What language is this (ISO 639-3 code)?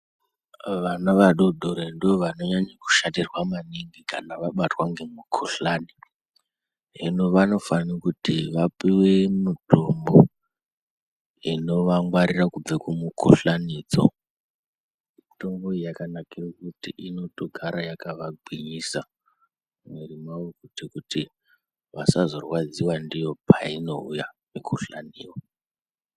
ndc